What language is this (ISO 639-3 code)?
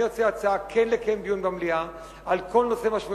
heb